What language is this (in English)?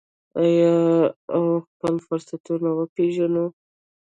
Pashto